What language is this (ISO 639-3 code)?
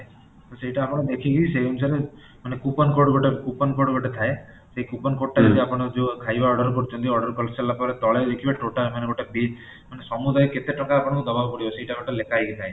ori